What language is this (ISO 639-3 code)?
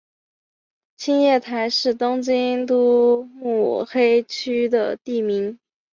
zho